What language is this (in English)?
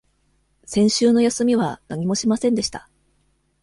Japanese